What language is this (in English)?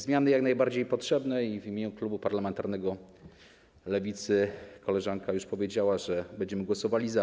Polish